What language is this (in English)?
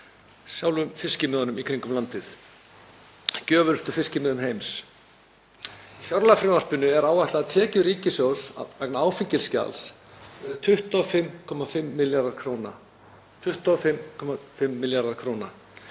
Icelandic